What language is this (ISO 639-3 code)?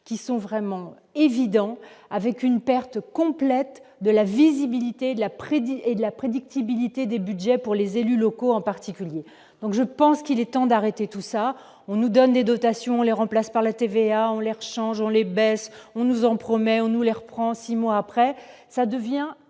fra